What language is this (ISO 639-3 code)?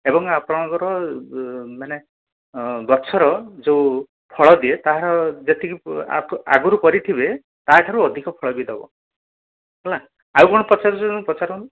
ori